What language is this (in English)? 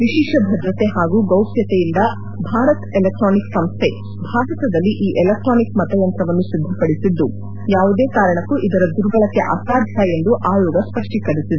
Kannada